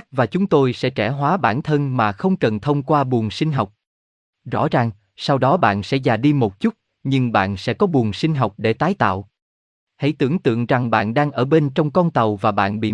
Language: Vietnamese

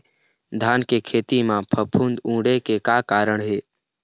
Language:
Chhattisgarhi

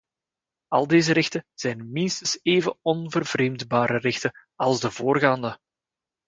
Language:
Dutch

